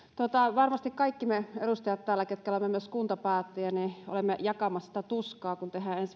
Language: Finnish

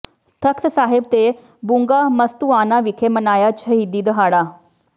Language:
Punjabi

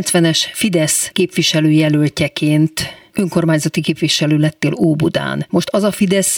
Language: Hungarian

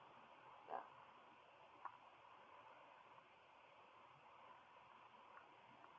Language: English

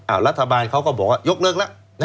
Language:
Thai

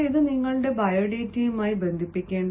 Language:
Malayalam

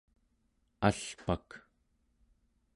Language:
Central Yupik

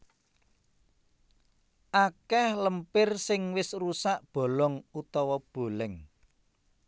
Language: Javanese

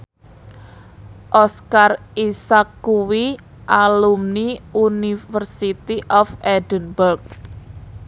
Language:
Javanese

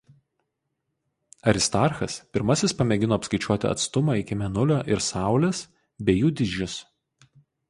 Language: Lithuanian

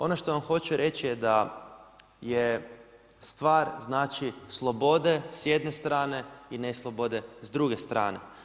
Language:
Croatian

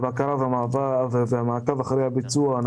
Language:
Hebrew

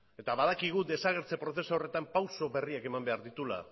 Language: Basque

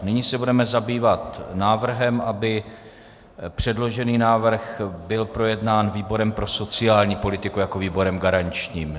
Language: Czech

